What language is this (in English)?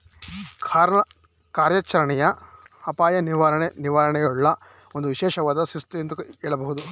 Kannada